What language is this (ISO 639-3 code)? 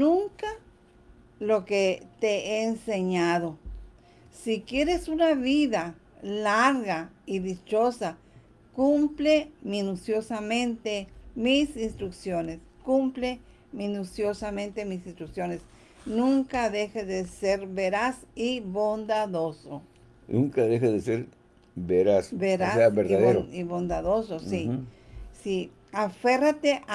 spa